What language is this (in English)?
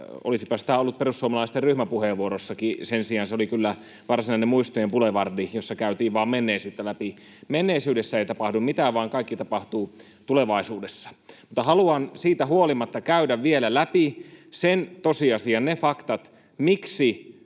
Finnish